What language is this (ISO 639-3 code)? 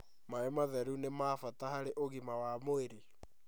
kik